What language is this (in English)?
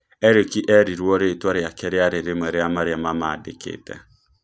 Kikuyu